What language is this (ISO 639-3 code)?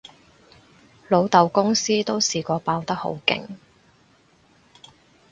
yue